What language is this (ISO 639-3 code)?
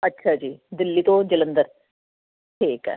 pan